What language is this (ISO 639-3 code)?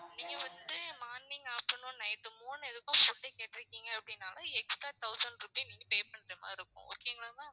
tam